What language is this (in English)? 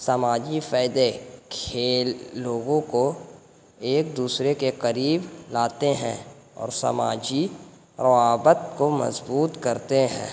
Urdu